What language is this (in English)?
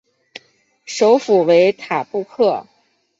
Chinese